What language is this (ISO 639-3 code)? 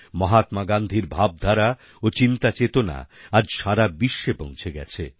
ben